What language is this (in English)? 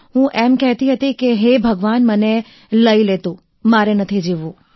Gujarati